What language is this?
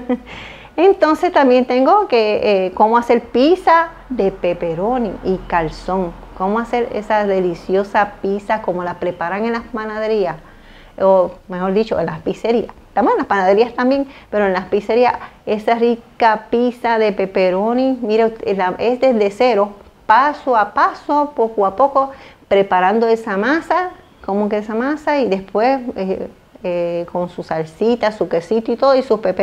Spanish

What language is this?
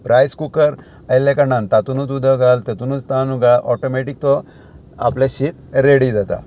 Konkani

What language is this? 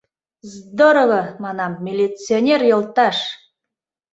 Mari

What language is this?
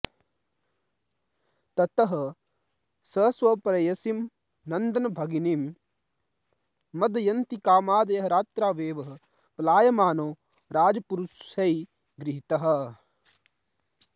Sanskrit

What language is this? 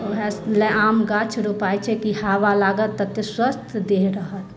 Maithili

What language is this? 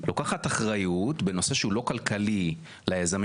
Hebrew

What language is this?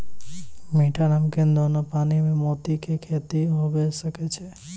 Maithili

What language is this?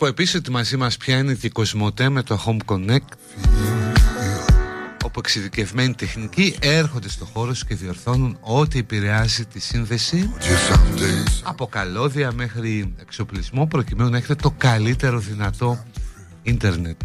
Greek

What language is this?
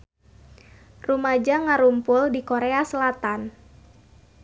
Sundanese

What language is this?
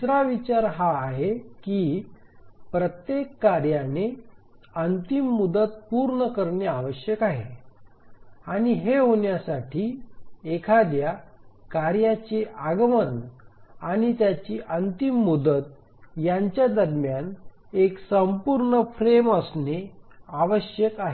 Marathi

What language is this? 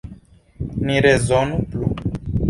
Esperanto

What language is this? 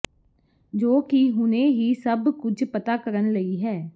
Punjabi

